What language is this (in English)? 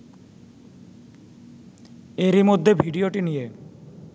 Bangla